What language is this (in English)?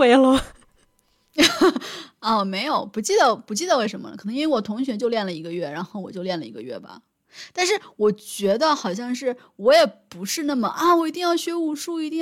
Chinese